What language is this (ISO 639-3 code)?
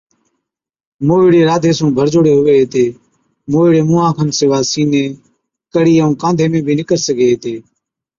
odk